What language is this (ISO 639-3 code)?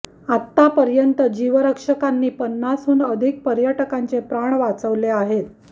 mar